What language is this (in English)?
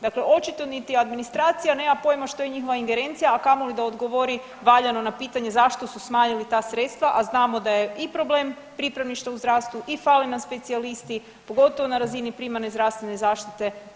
Croatian